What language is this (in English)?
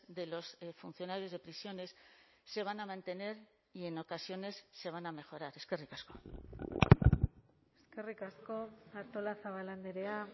Spanish